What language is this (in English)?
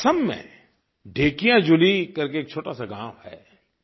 Hindi